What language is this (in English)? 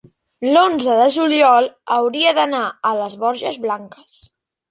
Catalan